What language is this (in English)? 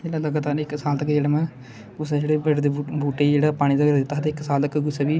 Dogri